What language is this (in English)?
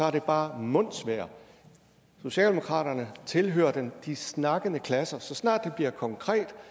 Danish